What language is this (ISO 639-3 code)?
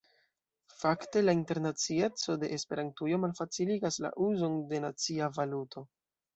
epo